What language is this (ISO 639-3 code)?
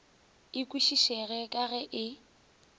nso